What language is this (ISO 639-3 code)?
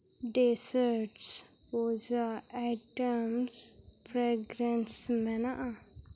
sat